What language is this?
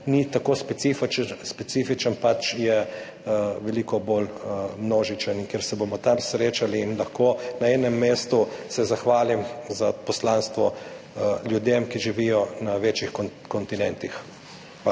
Slovenian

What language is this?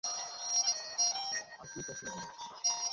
Bangla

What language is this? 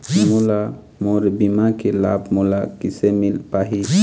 Chhattisgarhi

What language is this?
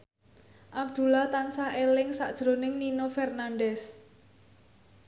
Javanese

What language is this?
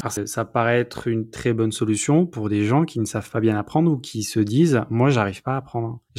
French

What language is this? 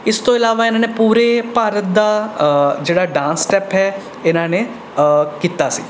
Punjabi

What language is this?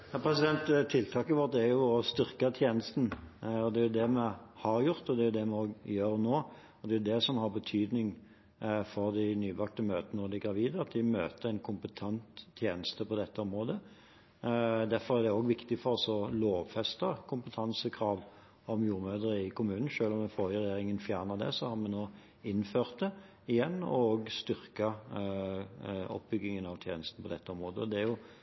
Norwegian Bokmål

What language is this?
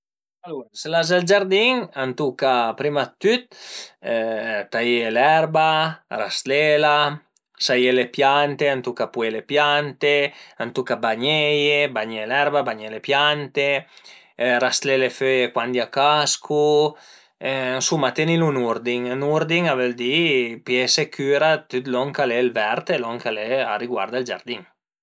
Piedmontese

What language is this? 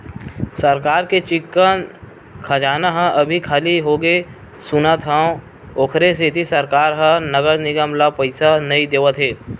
Chhattisgarhi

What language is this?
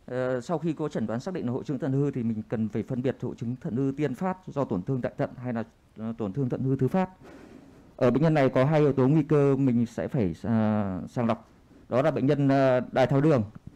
Vietnamese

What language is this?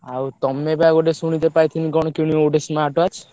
Odia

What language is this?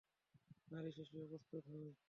Bangla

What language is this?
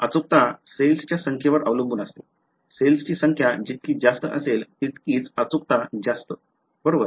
Marathi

